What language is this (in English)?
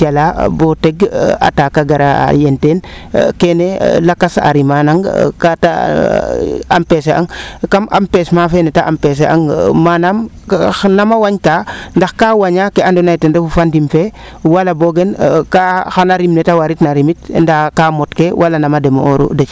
Serer